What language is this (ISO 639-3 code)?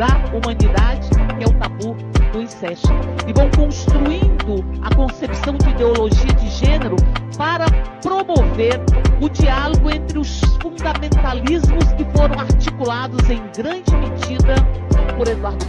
por